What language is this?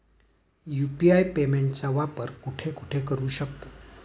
Marathi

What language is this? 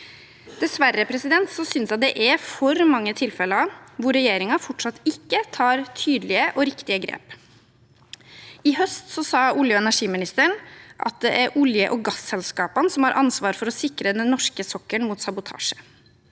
Norwegian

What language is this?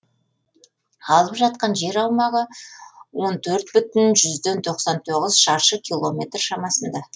Kazakh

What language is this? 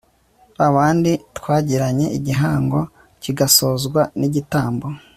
Kinyarwanda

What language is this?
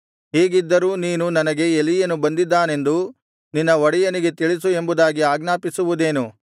Kannada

